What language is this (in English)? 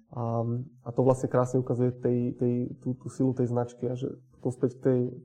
Slovak